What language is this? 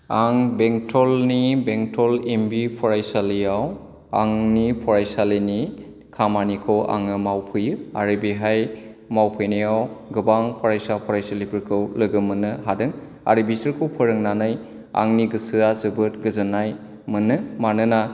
Bodo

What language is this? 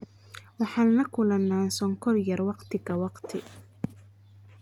Somali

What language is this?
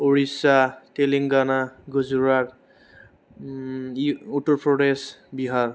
Bodo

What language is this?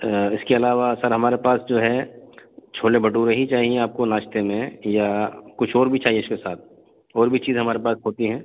Urdu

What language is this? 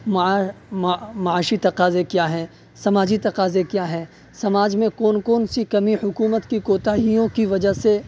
Urdu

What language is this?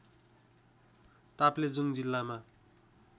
Nepali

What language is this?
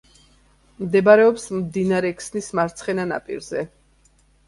Georgian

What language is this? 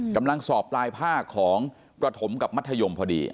Thai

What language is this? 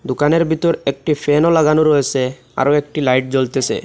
Bangla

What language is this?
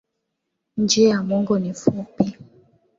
Swahili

